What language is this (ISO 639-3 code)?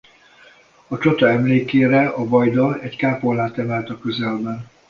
hun